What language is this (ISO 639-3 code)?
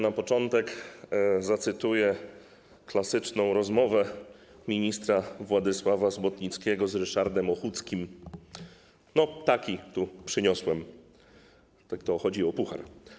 pol